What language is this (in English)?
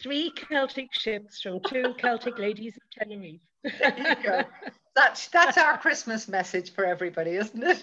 English